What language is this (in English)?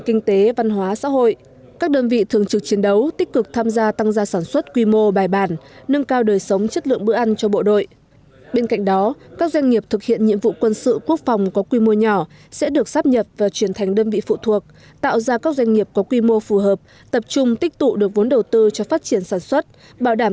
Vietnamese